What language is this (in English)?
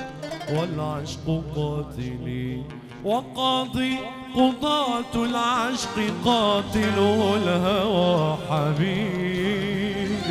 Arabic